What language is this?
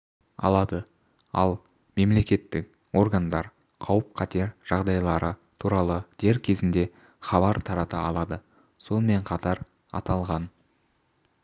Kazakh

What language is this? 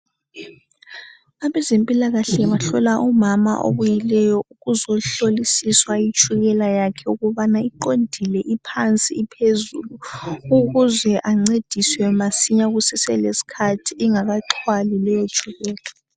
North Ndebele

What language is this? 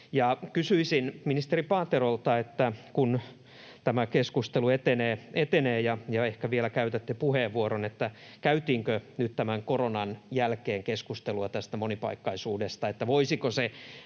Finnish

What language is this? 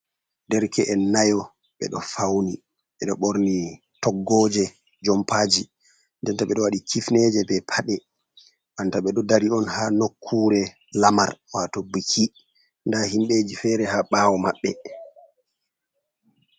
Fula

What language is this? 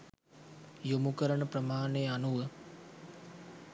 Sinhala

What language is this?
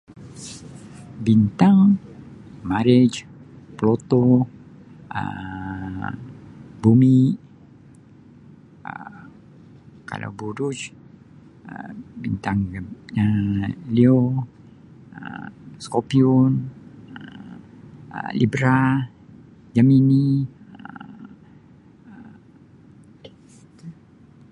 Sabah Malay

